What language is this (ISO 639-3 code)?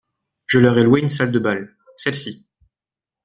fra